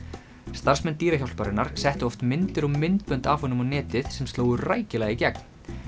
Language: Icelandic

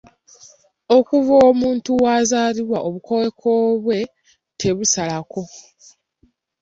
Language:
Ganda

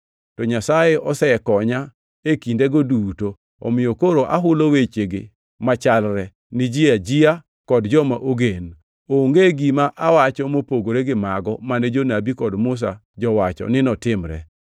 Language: Luo (Kenya and Tanzania)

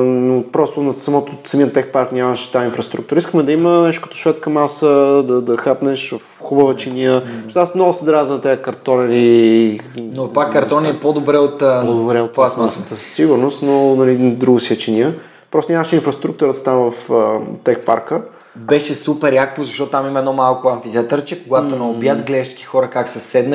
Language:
Bulgarian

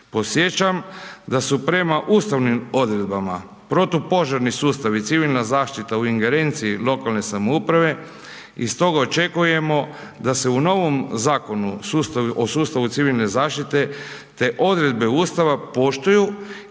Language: Croatian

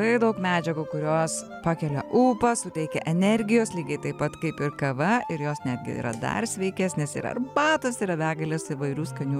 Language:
Lithuanian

